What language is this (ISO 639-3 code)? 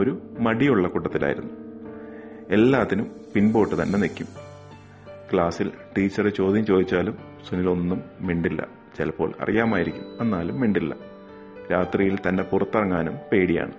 mal